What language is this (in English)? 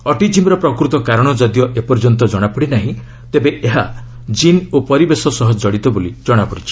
Odia